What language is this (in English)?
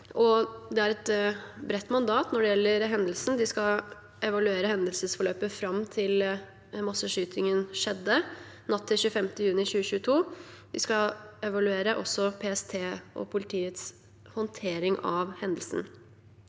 Norwegian